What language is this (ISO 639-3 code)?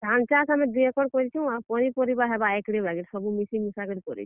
ori